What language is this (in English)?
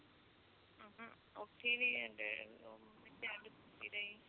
Punjabi